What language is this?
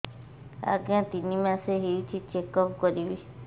Odia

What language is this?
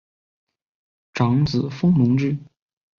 Chinese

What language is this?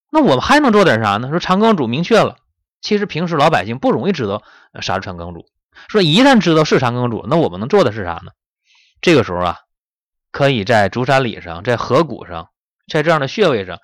Chinese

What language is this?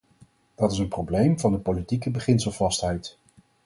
Dutch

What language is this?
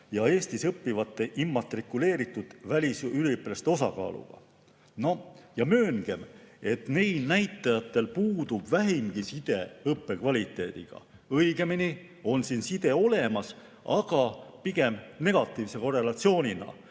Estonian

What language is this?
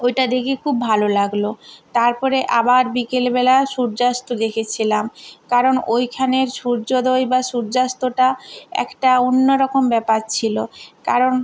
Bangla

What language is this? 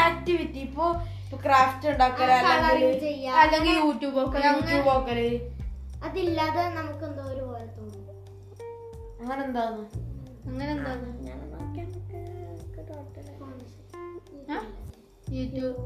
Malayalam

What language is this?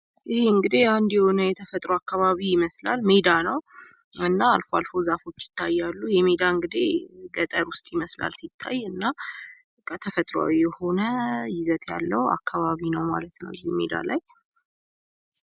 Amharic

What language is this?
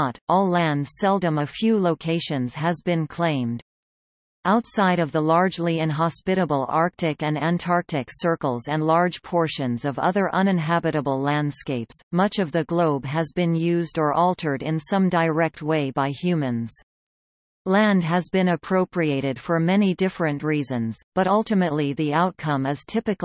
English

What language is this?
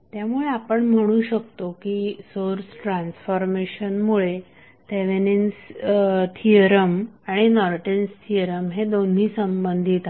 Marathi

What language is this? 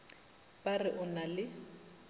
Northern Sotho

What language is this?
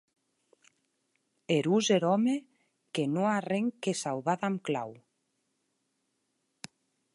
Occitan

